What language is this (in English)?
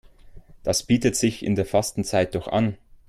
German